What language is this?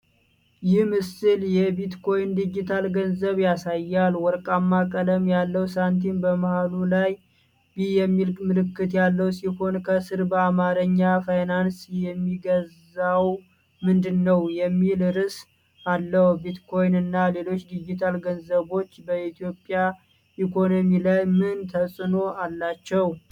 Amharic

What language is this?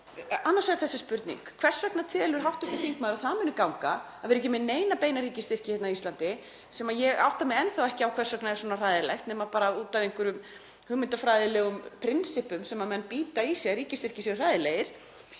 Icelandic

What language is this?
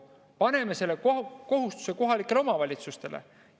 Estonian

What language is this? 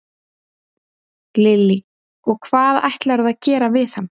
Icelandic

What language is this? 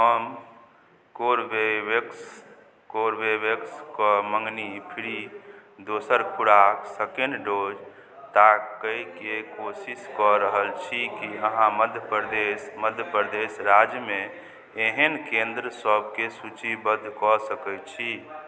Maithili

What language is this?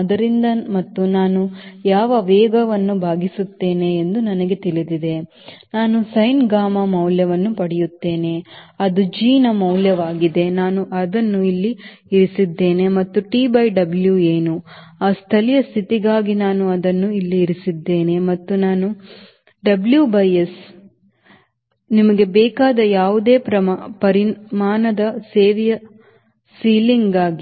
Kannada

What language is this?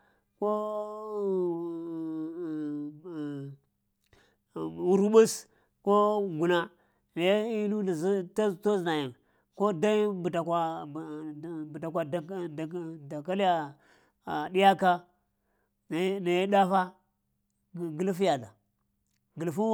Lamang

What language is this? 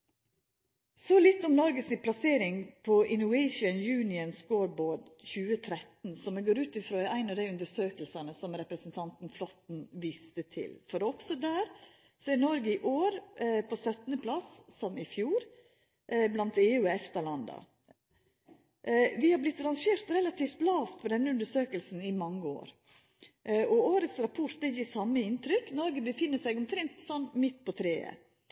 Norwegian Nynorsk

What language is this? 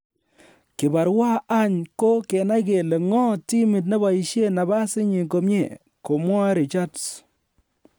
Kalenjin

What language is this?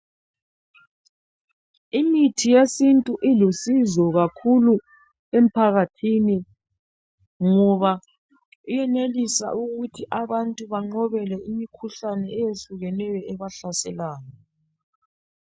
North Ndebele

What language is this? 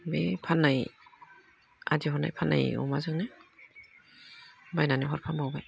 Bodo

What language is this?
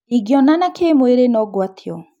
Kikuyu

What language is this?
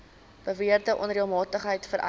Afrikaans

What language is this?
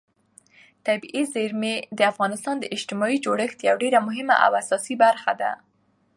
Pashto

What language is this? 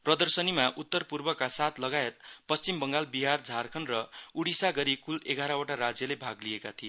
Nepali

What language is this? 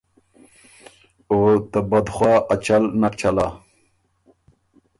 Ormuri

